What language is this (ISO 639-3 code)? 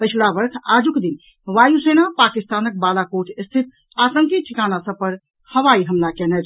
mai